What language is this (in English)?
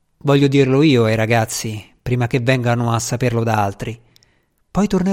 Italian